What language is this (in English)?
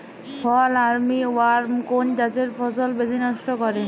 Bangla